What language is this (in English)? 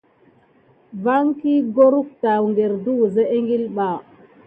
Gidar